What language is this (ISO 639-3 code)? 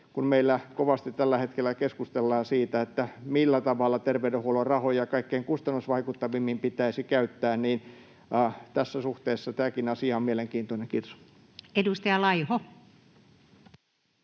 fin